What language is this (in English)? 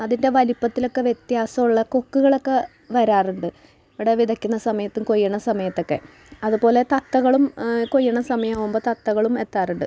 Malayalam